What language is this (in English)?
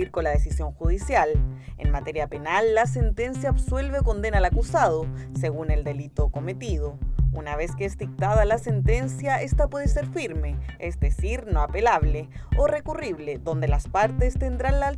Spanish